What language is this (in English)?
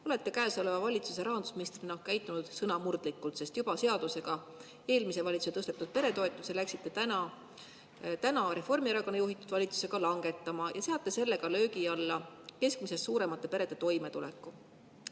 Estonian